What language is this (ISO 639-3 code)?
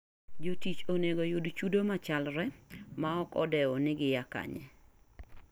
luo